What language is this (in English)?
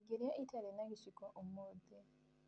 Kikuyu